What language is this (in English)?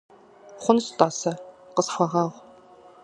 Kabardian